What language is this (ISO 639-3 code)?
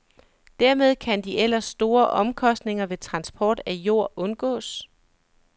dan